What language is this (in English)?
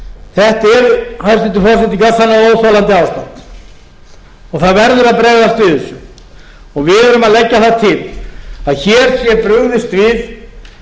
Icelandic